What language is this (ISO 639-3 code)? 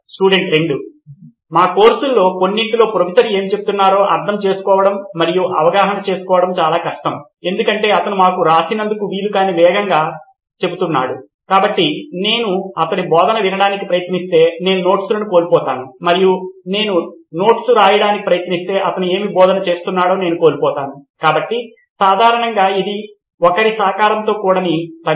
tel